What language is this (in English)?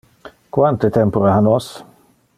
Interlingua